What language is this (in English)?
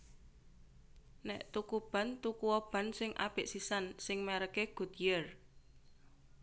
Javanese